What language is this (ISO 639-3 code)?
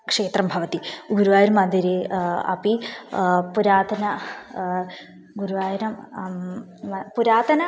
san